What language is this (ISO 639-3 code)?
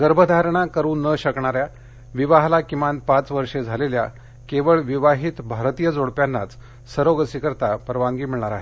mar